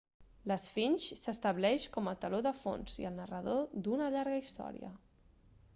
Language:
Catalan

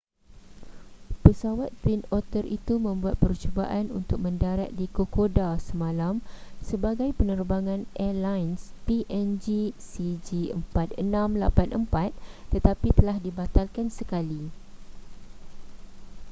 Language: Malay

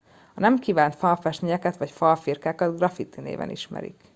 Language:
Hungarian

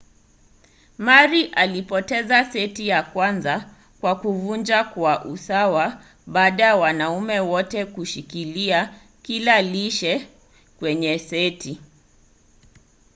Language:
Swahili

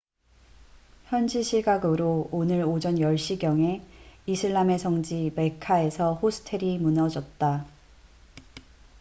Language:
Korean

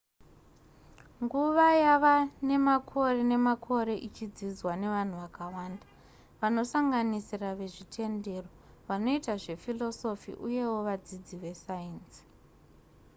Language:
Shona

